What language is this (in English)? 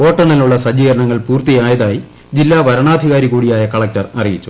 Malayalam